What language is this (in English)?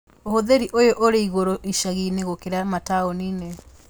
Kikuyu